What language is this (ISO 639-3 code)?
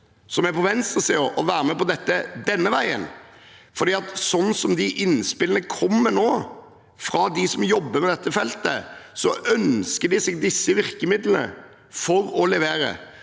nor